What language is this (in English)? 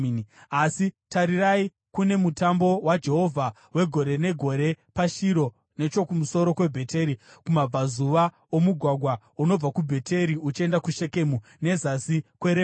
Shona